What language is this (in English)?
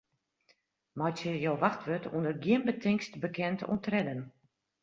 Western Frisian